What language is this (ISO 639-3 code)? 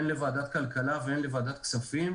heb